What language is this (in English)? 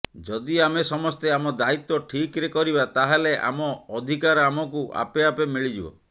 Odia